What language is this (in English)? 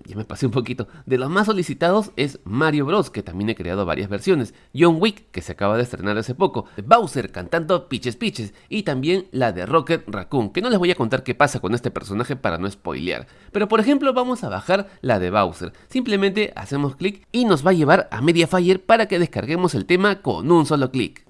Spanish